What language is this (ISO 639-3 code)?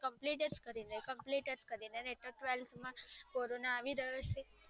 guj